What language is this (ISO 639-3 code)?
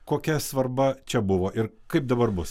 lit